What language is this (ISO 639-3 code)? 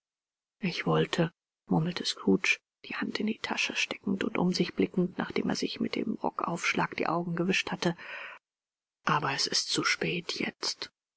deu